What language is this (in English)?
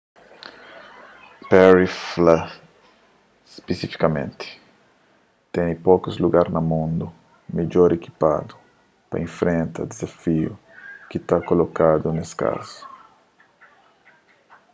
Kabuverdianu